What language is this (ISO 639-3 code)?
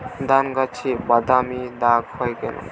ben